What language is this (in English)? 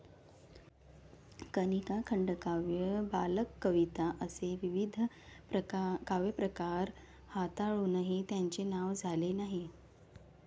Marathi